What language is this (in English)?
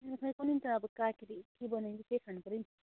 Nepali